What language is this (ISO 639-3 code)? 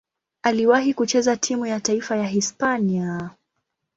swa